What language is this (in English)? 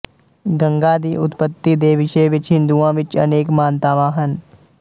Punjabi